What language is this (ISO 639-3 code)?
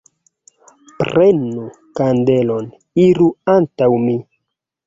epo